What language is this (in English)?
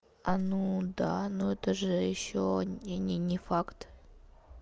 Russian